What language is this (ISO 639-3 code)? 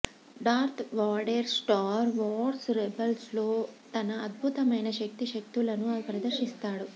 tel